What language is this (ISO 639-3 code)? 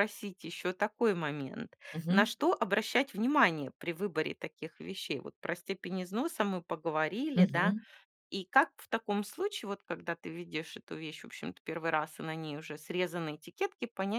rus